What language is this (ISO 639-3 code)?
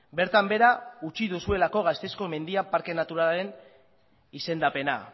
eus